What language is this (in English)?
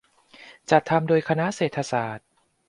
Thai